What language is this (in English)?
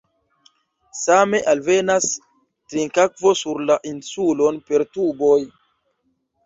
Esperanto